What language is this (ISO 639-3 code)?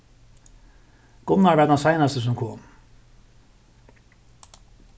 fao